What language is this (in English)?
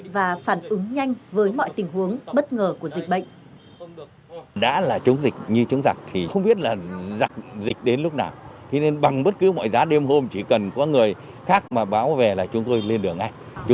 Vietnamese